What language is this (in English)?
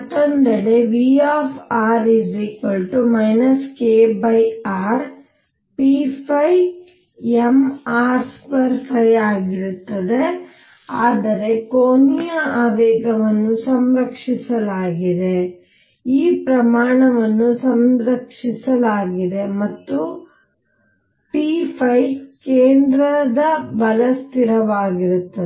Kannada